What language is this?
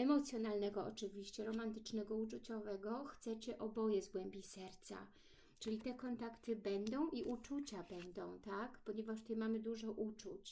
Polish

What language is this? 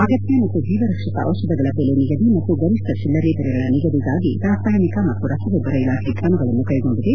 Kannada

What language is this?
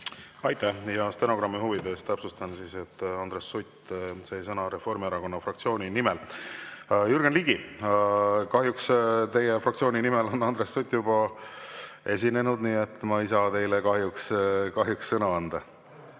Estonian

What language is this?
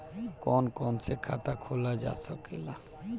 Bhojpuri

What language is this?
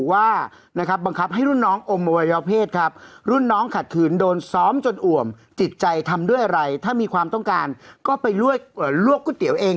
Thai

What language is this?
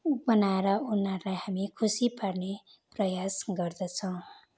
Nepali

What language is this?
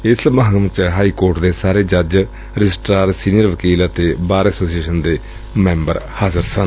Punjabi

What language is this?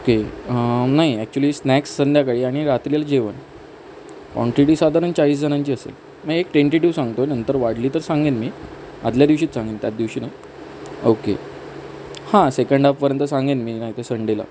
Marathi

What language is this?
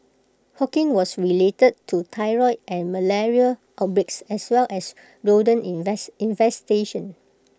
English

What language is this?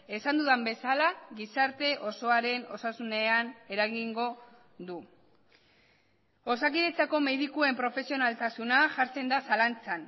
Basque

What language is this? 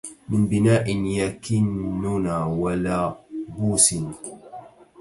Arabic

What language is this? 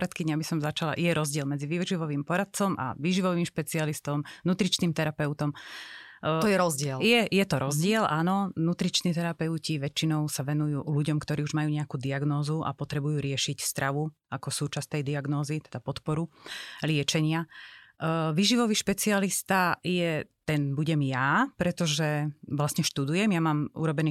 Slovak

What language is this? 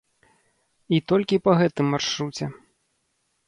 Belarusian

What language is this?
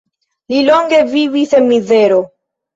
Esperanto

